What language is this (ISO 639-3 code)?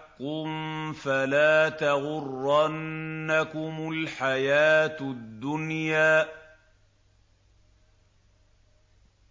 ara